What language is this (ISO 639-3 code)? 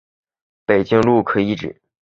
zho